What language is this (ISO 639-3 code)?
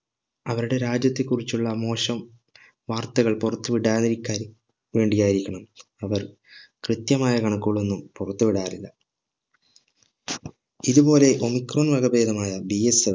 mal